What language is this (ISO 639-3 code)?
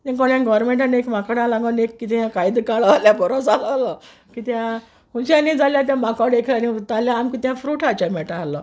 kok